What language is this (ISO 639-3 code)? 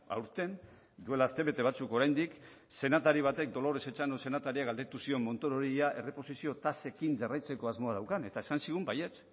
eus